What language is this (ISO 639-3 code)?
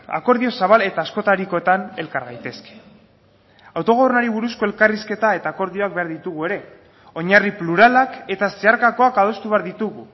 eus